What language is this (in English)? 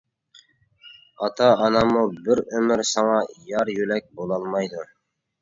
Uyghur